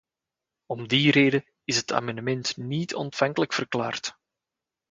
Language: Dutch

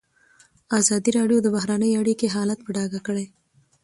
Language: Pashto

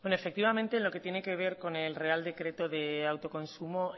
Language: Spanish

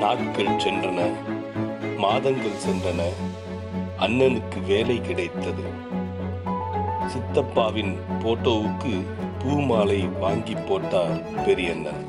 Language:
Tamil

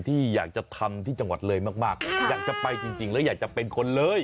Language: Thai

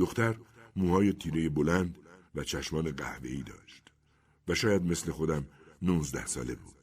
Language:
Persian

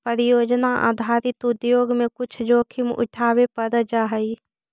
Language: Magahi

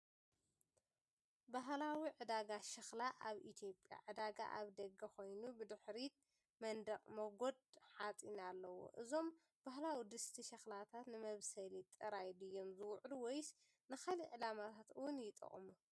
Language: Tigrinya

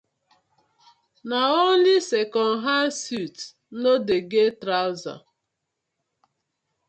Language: Nigerian Pidgin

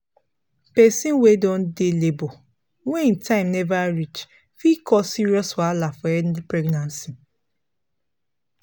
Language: Nigerian Pidgin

